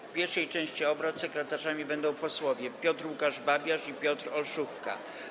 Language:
Polish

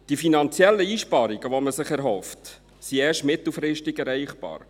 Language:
Swiss German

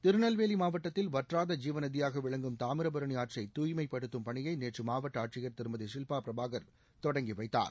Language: Tamil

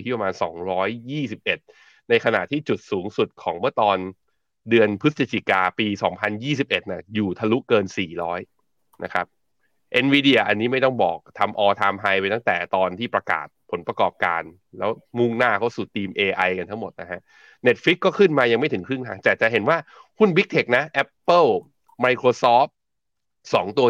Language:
Thai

